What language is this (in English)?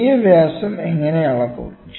Malayalam